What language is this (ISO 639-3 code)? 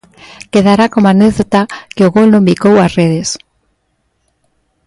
glg